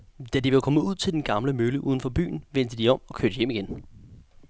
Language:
Danish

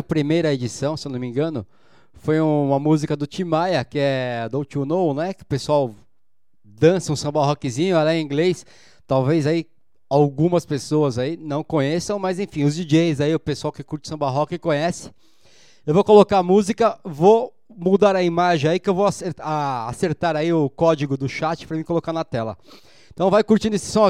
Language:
Portuguese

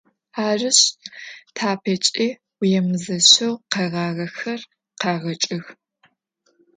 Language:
Adyghe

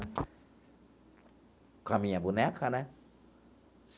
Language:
Portuguese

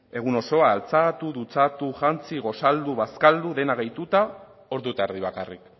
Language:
Basque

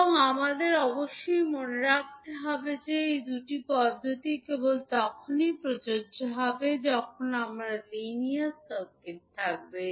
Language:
Bangla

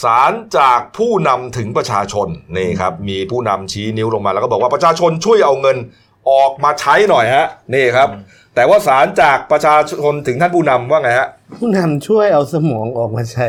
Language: Thai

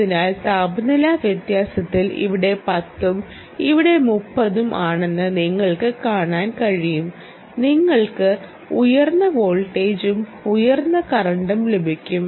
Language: Malayalam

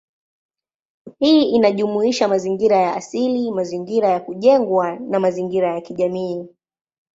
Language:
Swahili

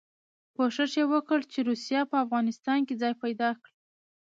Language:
Pashto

